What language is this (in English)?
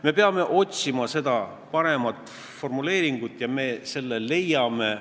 Estonian